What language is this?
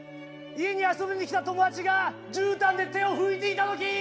Japanese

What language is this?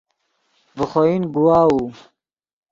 Yidgha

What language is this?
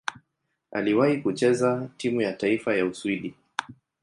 Swahili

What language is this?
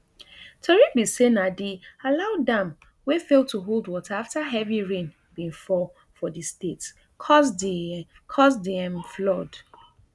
Nigerian Pidgin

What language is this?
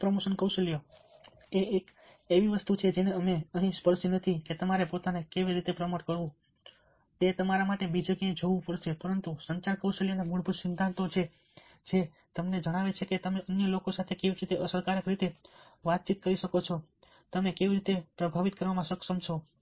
Gujarati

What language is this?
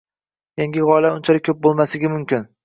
Uzbek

